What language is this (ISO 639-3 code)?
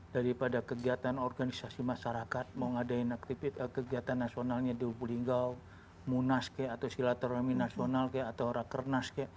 ind